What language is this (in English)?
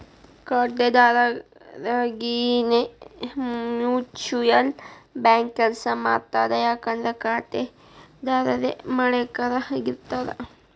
Kannada